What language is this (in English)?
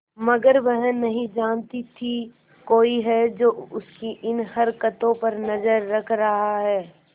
Hindi